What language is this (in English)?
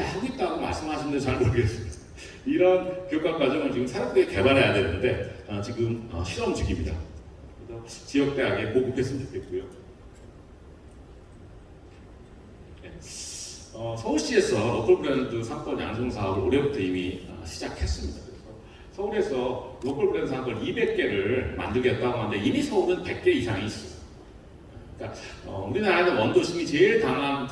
Korean